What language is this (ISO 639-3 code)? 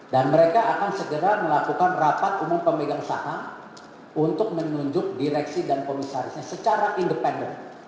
ind